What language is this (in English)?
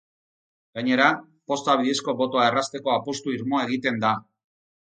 Basque